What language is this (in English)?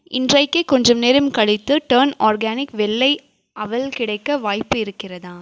Tamil